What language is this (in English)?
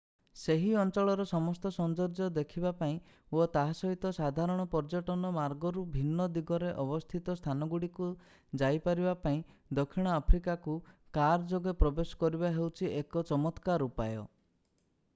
Odia